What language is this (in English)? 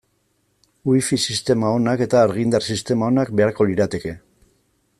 Basque